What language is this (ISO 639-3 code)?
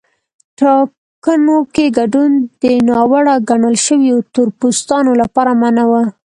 pus